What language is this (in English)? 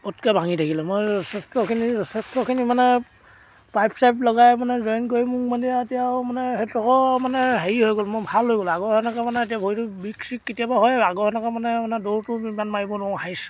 Assamese